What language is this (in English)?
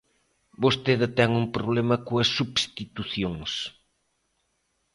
Galician